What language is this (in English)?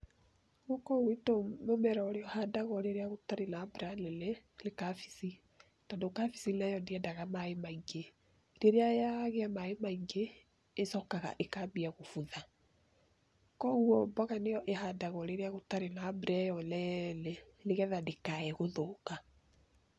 Kikuyu